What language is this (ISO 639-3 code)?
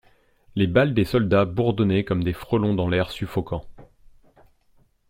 fra